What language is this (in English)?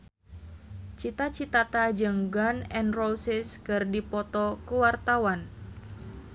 Sundanese